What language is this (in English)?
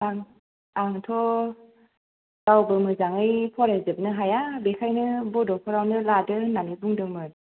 Bodo